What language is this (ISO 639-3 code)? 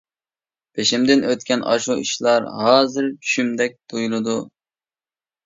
uig